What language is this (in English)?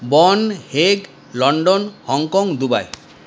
Bangla